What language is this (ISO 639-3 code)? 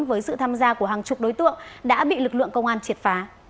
vie